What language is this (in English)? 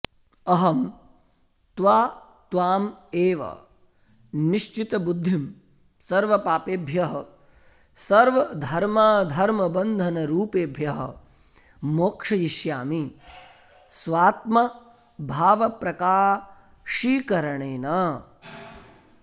Sanskrit